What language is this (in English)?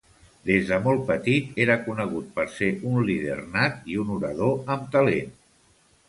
Catalan